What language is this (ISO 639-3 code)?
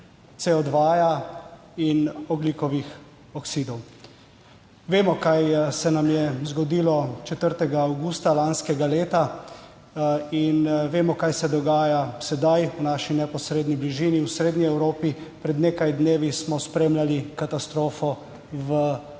slv